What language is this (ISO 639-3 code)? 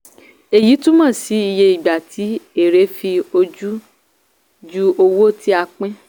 yor